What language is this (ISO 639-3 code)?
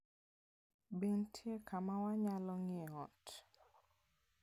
luo